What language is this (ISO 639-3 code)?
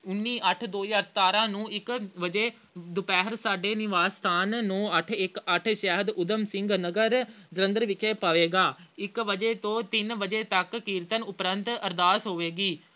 pan